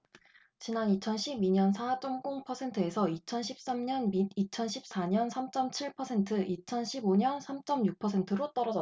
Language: Korean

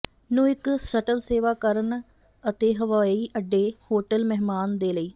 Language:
Punjabi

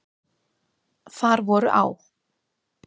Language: Icelandic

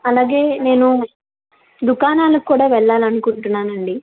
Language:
Telugu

